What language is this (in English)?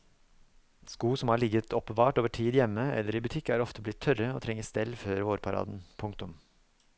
Norwegian